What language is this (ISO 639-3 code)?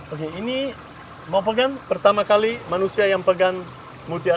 ind